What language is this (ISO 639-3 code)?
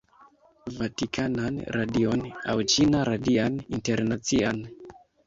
epo